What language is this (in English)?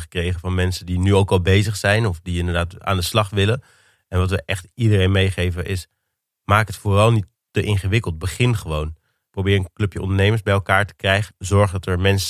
Dutch